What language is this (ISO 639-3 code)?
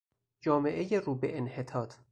fas